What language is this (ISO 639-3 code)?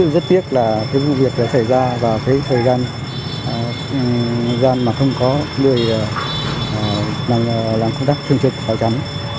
vie